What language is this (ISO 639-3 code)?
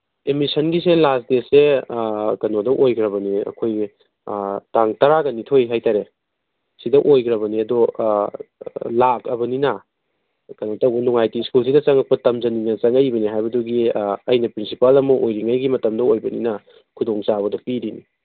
mni